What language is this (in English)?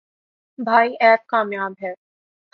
Urdu